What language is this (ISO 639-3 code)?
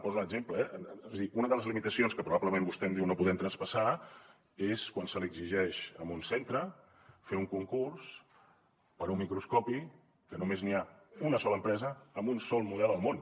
cat